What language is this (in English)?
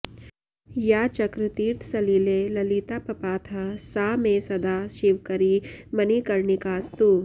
Sanskrit